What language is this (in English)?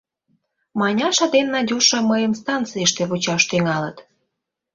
Mari